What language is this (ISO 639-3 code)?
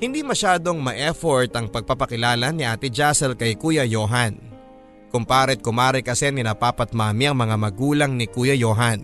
fil